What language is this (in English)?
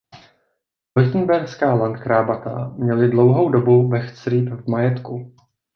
Czech